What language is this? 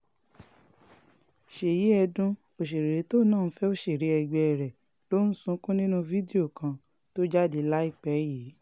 Yoruba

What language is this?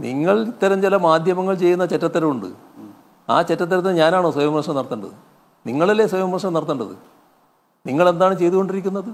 Malayalam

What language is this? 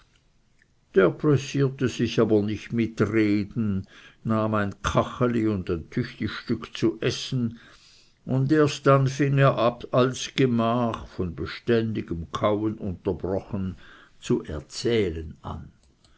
German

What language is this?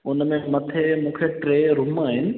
Sindhi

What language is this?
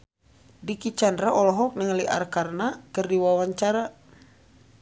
Sundanese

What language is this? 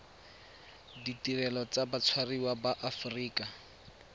Tswana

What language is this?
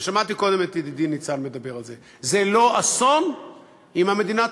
Hebrew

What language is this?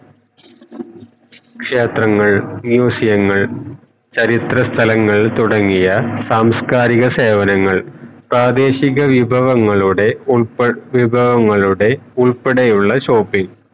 Malayalam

